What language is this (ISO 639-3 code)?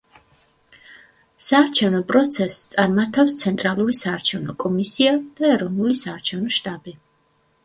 kat